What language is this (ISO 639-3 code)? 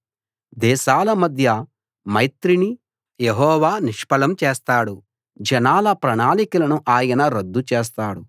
tel